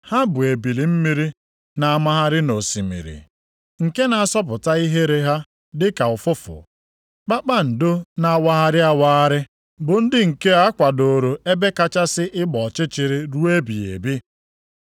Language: Igbo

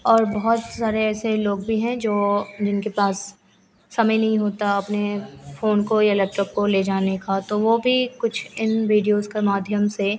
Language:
Hindi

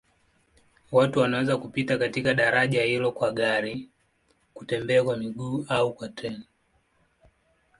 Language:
Swahili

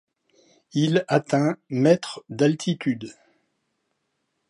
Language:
French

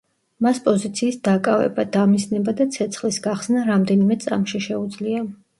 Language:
Georgian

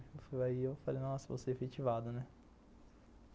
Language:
Portuguese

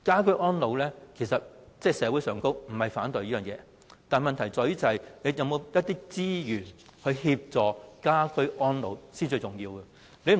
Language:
Cantonese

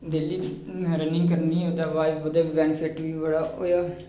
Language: Dogri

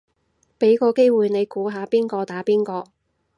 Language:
Cantonese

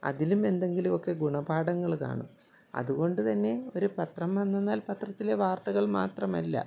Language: Malayalam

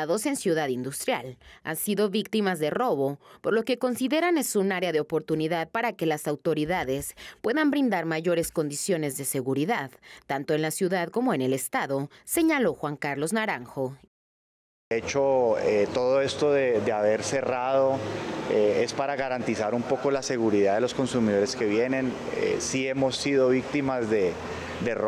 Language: Spanish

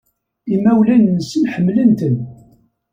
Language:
Kabyle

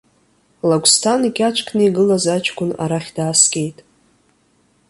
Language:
Abkhazian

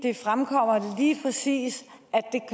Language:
Danish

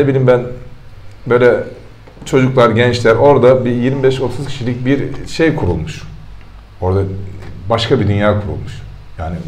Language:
Turkish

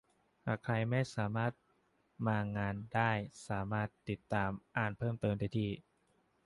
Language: Thai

